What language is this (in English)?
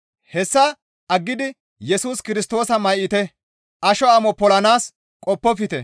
Gamo